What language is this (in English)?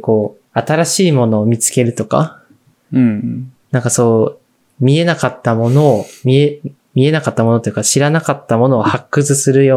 Japanese